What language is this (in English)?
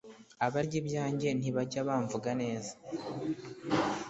Kinyarwanda